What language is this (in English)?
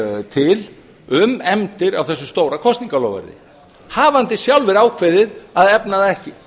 Icelandic